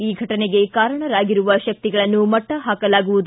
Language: Kannada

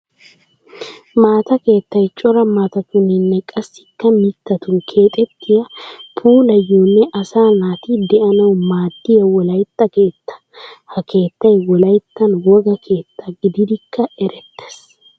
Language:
Wolaytta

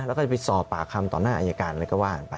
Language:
Thai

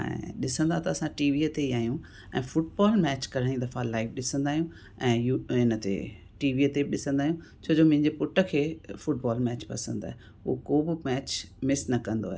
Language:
Sindhi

